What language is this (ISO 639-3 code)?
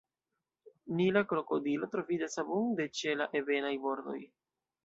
epo